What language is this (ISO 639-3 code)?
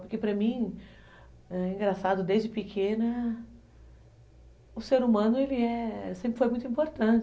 por